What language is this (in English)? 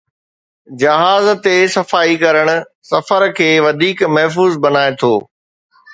Sindhi